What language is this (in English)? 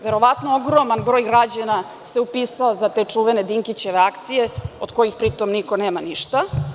Serbian